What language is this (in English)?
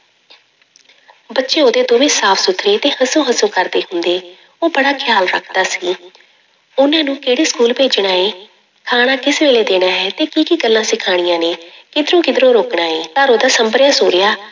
Punjabi